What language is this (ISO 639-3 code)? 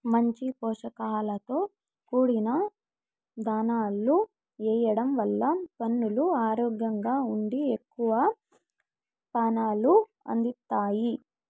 tel